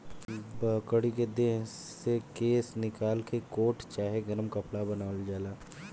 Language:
Bhojpuri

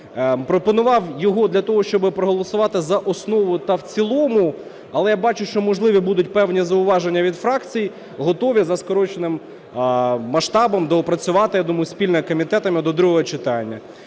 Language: Ukrainian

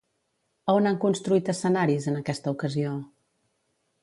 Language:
Catalan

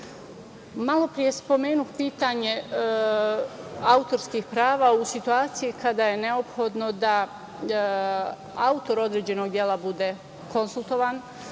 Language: Serbian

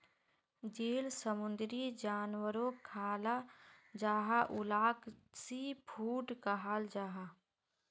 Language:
Magahi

